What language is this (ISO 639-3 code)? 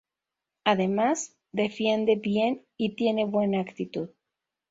spa